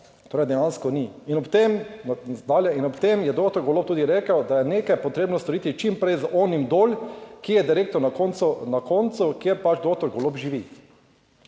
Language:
Slovenian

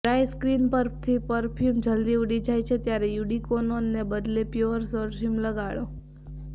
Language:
Gujarati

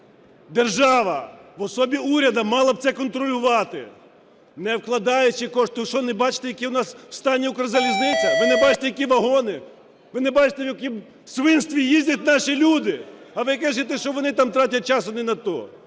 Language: Ukrainian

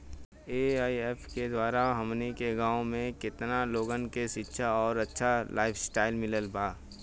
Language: Bhojpuri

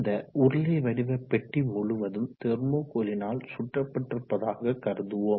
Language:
Tamil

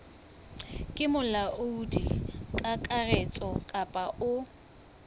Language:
Southern Sotho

